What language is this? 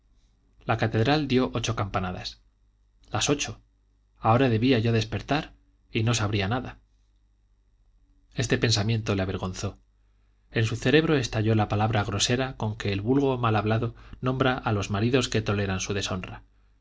Spanish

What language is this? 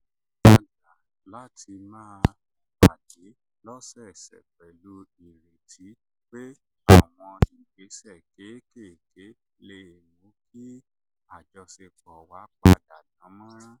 Yoruba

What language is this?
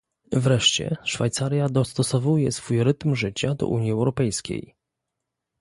Polish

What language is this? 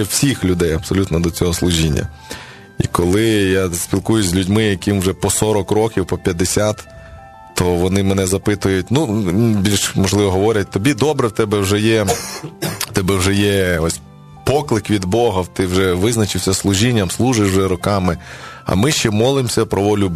Ukrainian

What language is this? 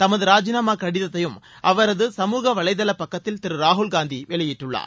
Tamil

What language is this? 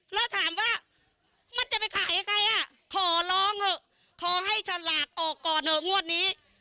Thai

